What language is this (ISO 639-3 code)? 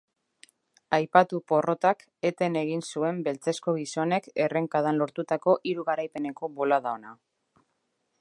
eus